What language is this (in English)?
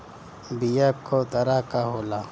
Bhojpuri